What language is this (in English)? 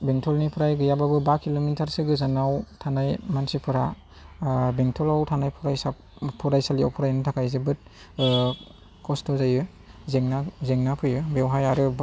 Bodo